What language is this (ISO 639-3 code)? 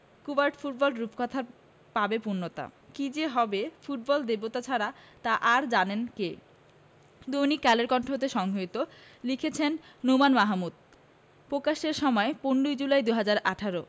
ben